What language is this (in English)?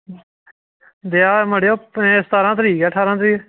Dogri